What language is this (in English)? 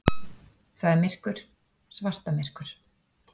Icelandic